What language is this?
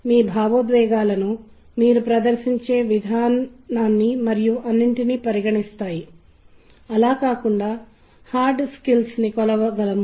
Telugu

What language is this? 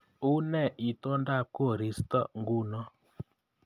Kalenjin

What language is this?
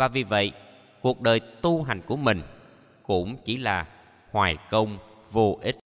Vietnamese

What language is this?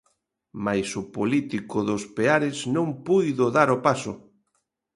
Galician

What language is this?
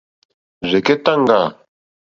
Mokpwe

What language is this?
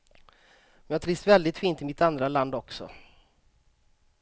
Swedish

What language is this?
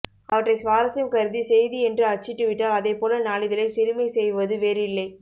Tamil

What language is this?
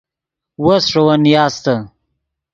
Yidgha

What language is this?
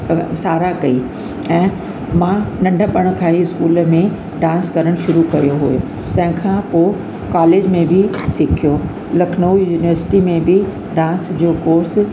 Sindhi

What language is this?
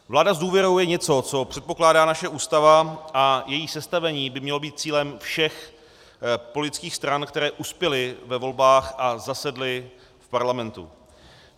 Czech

